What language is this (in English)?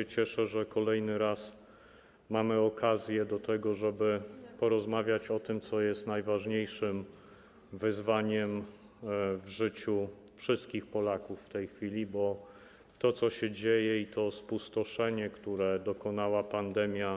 Polish